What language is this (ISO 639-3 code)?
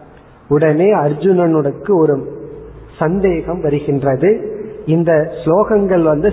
tam